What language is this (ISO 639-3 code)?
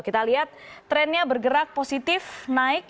ind